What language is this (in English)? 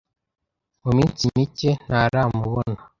Kinyarwanda